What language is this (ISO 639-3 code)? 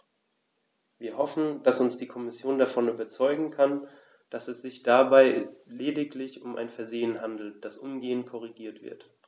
deu